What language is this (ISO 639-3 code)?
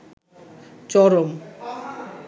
ben